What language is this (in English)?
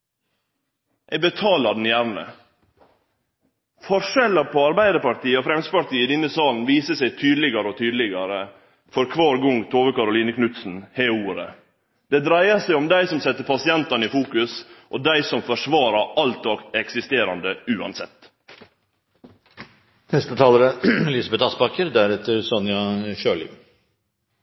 Norwegian